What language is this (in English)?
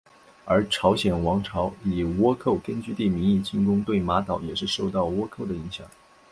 Chinese